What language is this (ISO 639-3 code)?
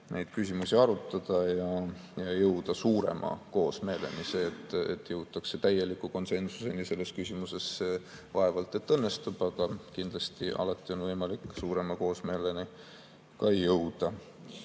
est